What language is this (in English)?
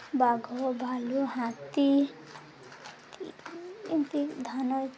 Odia